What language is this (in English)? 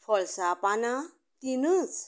Konkani